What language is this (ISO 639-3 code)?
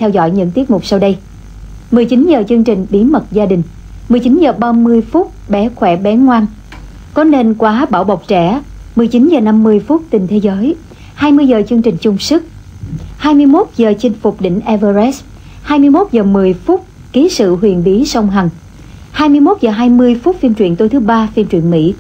vie